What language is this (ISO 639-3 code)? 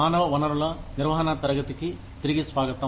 tel